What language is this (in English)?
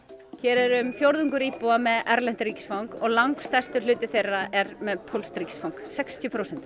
Icelandic